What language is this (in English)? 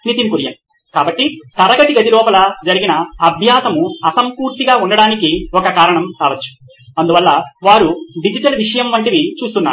Telugu